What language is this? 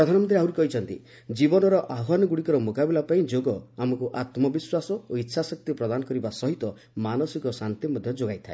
Odia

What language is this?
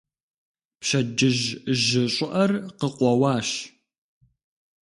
Kabardian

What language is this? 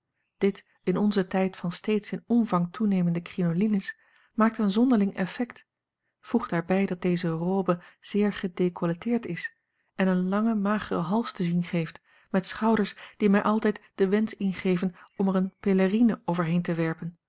Dutch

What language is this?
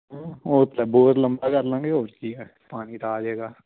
Punjabi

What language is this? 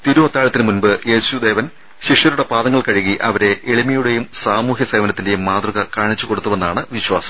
Malayalam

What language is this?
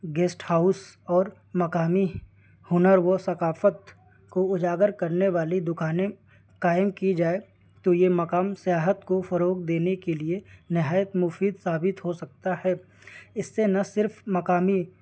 Urdu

